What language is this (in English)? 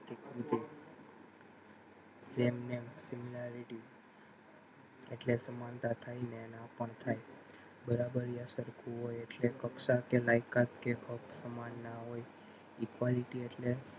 Gujarati